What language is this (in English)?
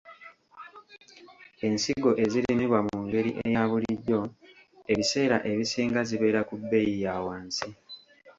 Ganda